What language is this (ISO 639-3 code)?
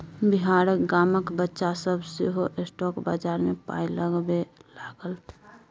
mai